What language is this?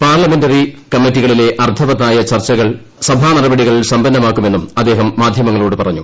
Malayalam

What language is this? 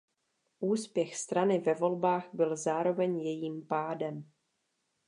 Czech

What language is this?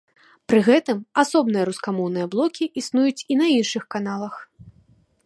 Belarusian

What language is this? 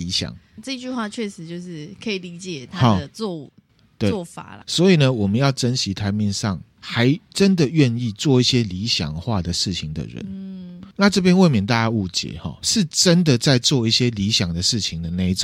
Chinese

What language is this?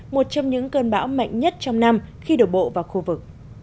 Vietnamese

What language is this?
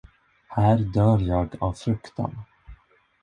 Swedish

